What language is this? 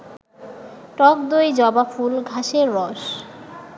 Bangla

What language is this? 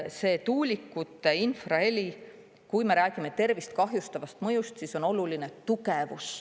Estonian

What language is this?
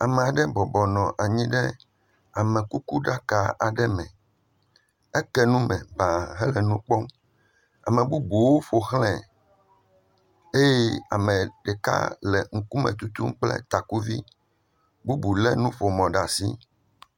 Ewe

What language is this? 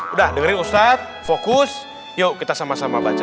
Indonesian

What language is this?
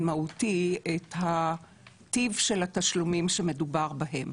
Hebrew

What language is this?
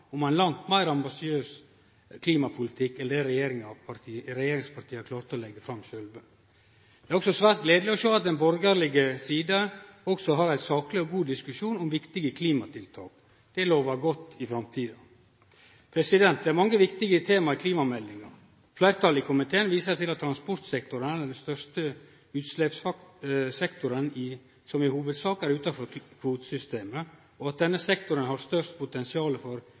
Norwegian Nynorsk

